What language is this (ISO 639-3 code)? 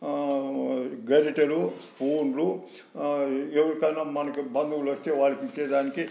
tel